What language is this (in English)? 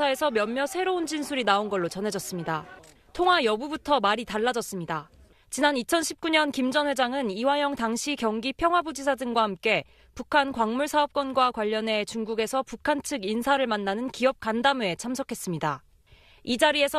Korean